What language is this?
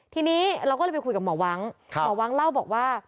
Thai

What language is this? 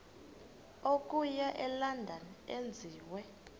Xhosa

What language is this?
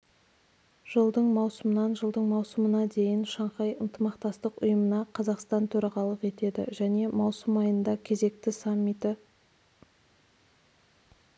Kazakh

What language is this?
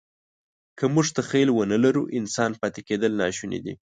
Pashto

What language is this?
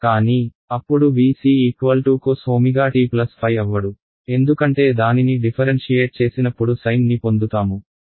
Telugu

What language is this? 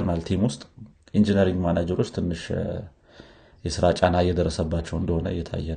Amharic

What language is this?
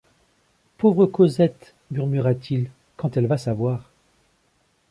French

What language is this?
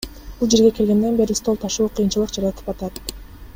Kyrgyz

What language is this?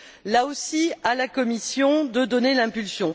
French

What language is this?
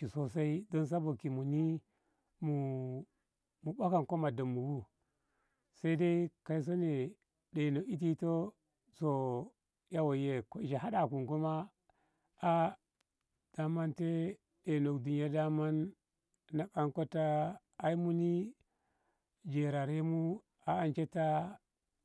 Ngamo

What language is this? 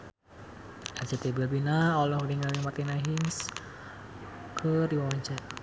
Sundanese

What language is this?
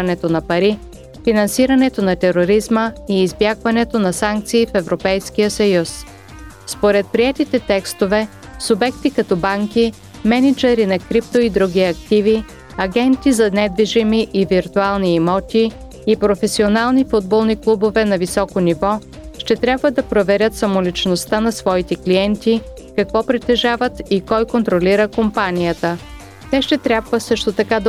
Bulgarian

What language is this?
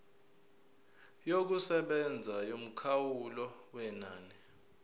Zulu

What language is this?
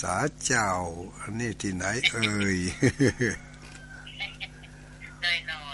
Thai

